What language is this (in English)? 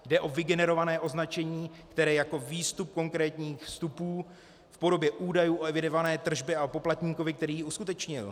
Czech